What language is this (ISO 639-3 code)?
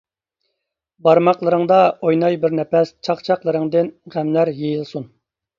uig